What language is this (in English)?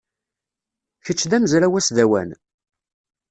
Kabyle